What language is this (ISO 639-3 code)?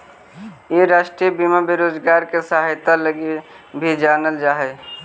mag